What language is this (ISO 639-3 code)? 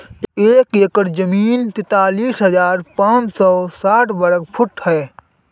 hin